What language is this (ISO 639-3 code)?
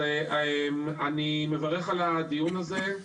heb